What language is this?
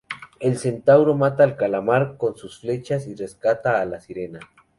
Spanish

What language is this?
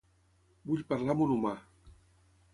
Catalan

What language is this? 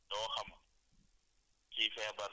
Wolof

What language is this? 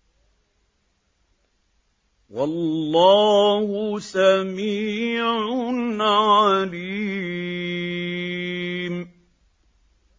Arabic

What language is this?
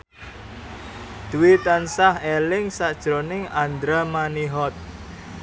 Javanese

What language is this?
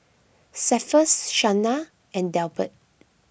English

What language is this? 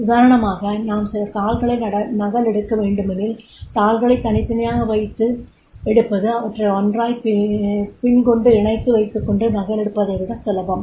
Tamil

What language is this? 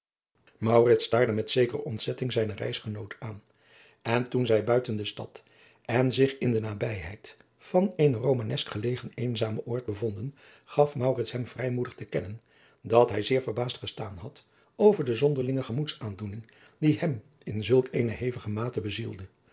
Dutch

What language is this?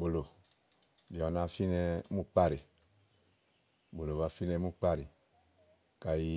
Igo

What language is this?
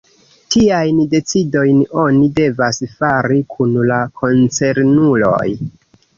Esperanto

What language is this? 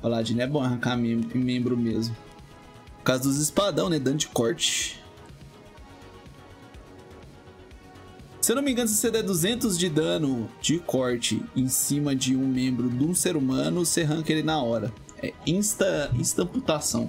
Portuguese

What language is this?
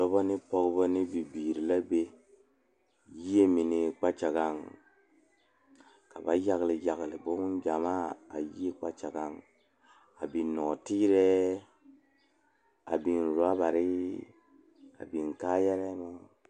Southern Dagaare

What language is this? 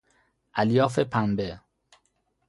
Persian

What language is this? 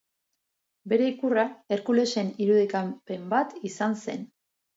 Basque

